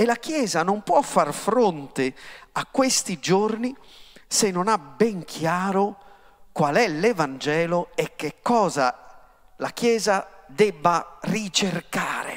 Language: Italian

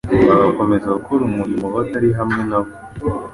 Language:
Kinyarwanda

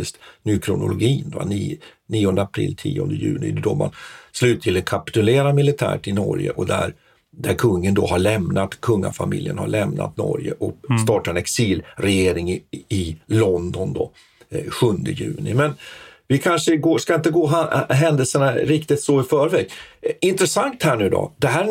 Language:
Swedish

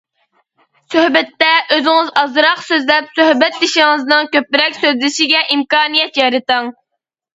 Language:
Uyghur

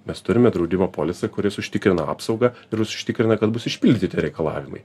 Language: Lithuanian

